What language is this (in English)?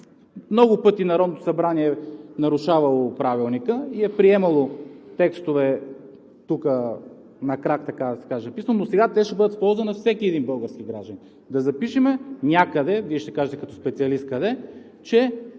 Bulgarian